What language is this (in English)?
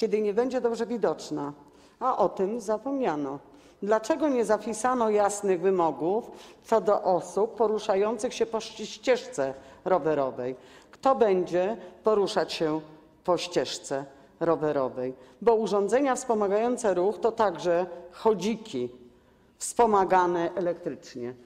Polish